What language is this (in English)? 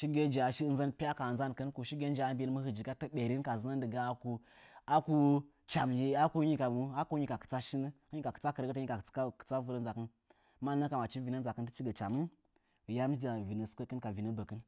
Nzanyi